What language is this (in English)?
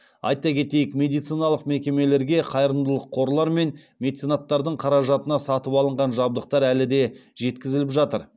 Kazakh